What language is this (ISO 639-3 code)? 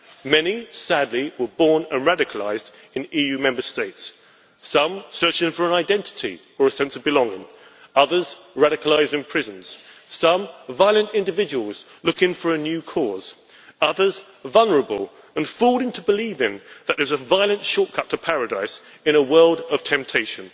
eng